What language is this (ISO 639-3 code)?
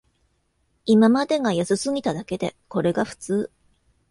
jpn